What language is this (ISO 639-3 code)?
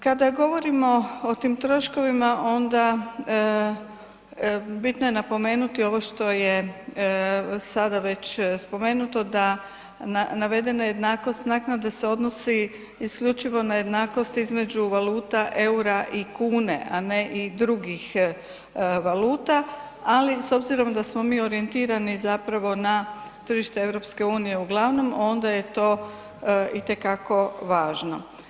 hrv